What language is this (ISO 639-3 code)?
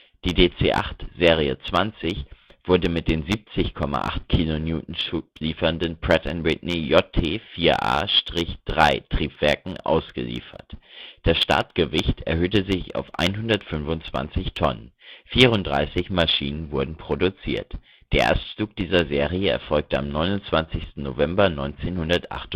deu